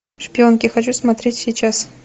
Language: Russian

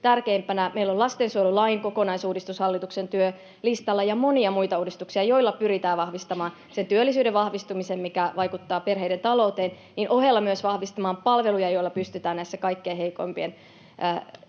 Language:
Finnish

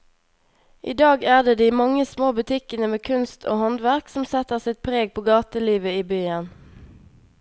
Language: Norwegian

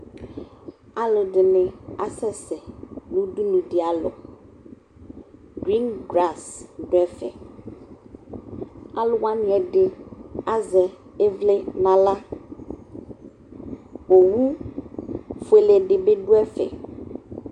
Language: Ikposo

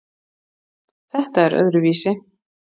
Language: Icelandic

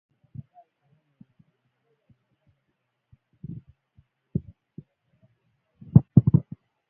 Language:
Swahili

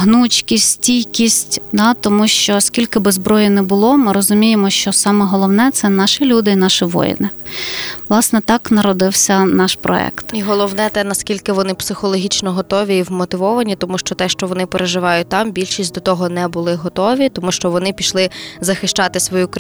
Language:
Ukrainian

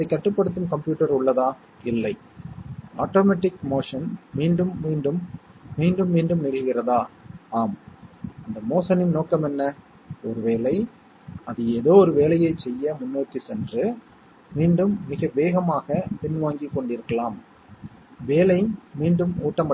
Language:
Tamil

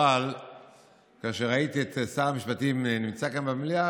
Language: Hebrew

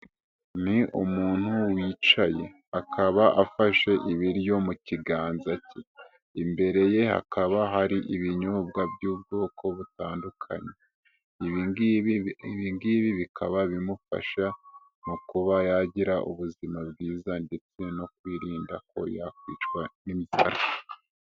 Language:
Kinyarwanda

